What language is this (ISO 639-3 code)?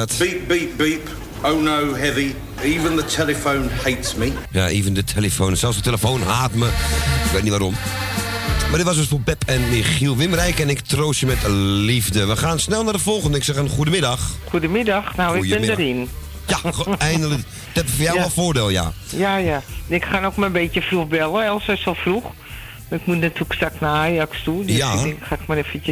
nld